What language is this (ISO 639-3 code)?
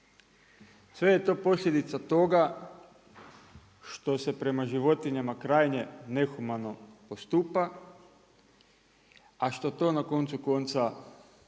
hrv